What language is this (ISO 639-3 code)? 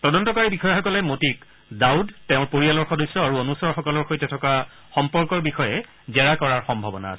asm